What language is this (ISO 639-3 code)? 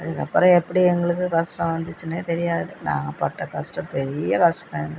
tam